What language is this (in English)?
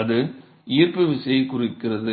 Tamil